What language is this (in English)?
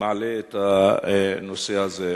Hebrew